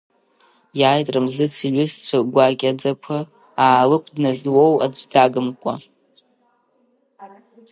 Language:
Abkhazian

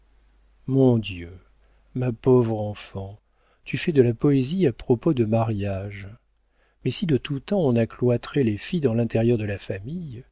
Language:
French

